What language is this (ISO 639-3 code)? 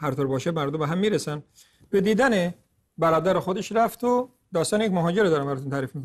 fas